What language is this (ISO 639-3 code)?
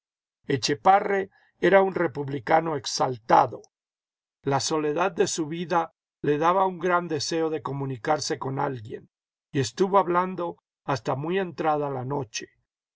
spa